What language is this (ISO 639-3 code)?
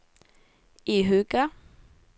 nor